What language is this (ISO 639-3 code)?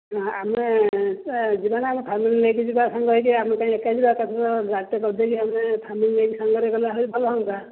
ori